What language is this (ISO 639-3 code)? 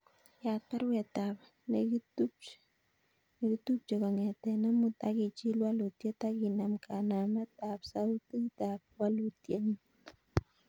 kln